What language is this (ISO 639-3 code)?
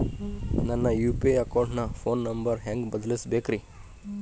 kan